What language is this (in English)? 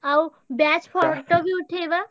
Odia